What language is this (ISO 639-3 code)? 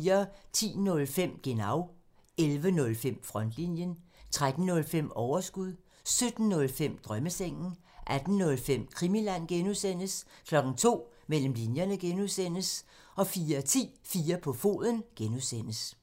dan